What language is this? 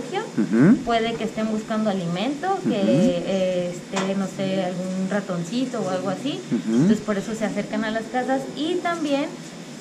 Spanish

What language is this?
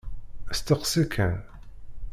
Kabyle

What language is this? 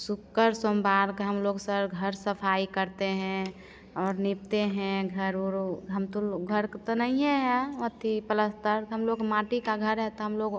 Hindi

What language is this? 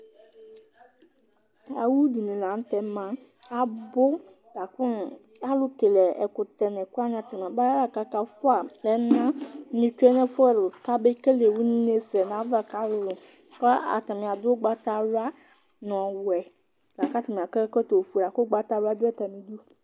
Ikposo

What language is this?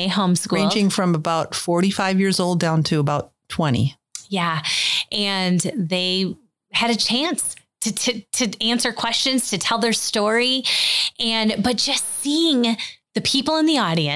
English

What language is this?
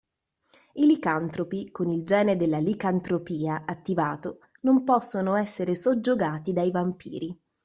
Italian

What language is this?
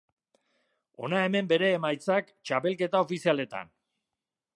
Basque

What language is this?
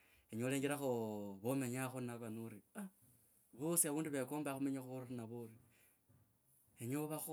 Kabras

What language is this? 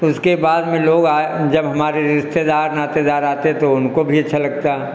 Hindi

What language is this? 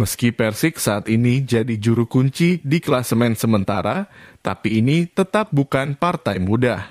Indonesian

